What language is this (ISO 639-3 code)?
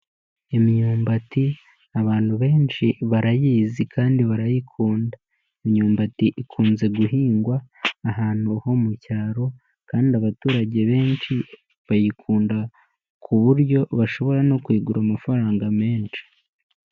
kin